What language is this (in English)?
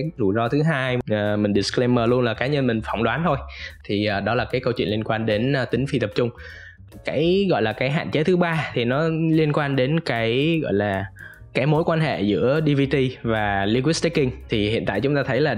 Vietnamese